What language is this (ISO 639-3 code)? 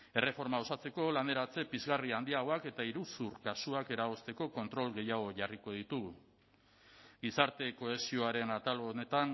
eus